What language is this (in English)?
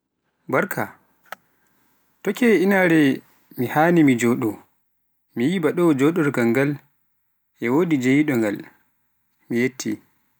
Pular